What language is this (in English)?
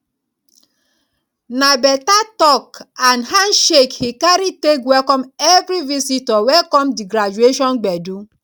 Nigerian Pidgin